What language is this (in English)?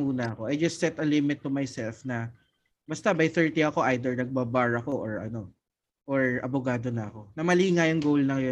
Filipino